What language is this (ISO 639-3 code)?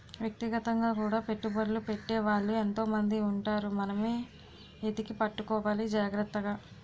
tel